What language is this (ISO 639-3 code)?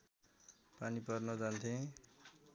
nep